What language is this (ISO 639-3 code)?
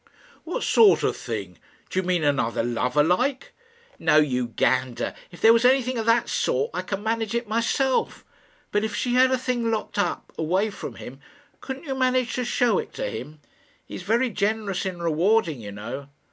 eng